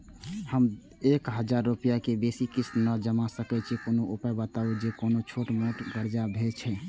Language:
Maithili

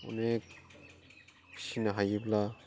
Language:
Bodo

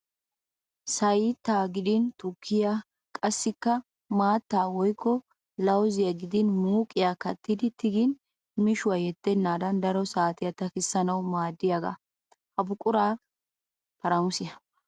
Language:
Wolaytta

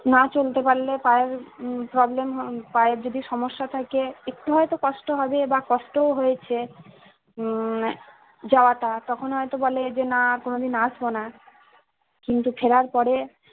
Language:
Bangla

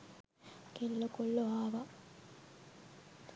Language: Sinhala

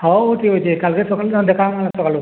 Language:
Odia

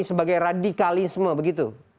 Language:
Indonesian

